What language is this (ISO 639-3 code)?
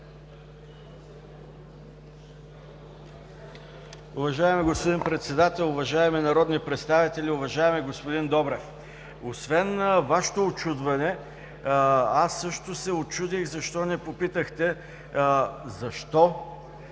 bul